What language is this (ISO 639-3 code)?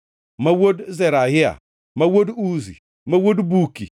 luo